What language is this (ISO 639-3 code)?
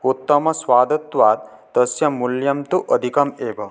san